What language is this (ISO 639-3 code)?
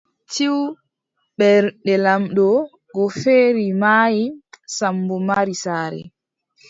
fub